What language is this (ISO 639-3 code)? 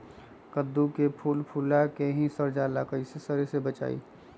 mag